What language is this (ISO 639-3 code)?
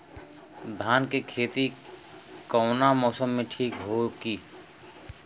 bho